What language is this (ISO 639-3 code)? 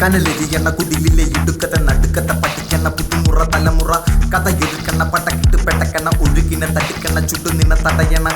mal